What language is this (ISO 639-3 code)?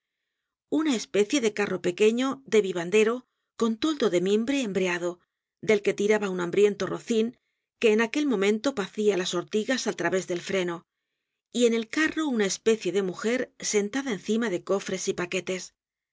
spa